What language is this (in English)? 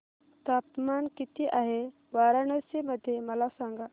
Marathi